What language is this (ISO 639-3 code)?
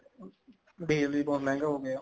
pan